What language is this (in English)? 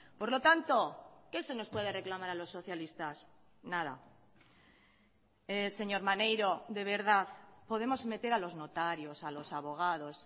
Spanish